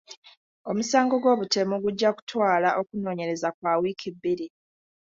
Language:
Ganda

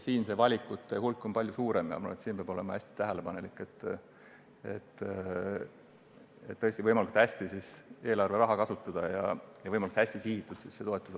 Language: Estonian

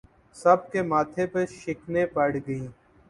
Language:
Urdu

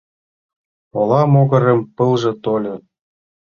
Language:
Mari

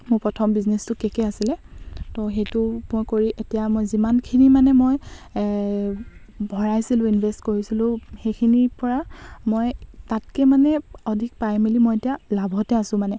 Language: Assamese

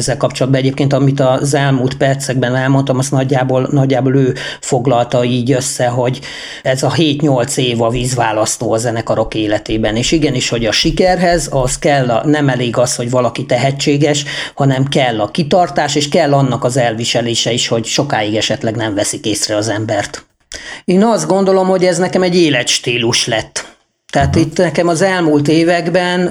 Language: Hungarian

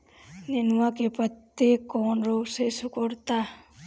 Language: Bhojpuri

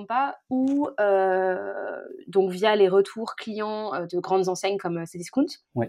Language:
French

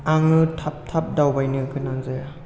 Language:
Bodo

